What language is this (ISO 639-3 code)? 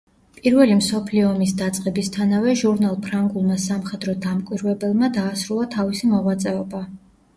kat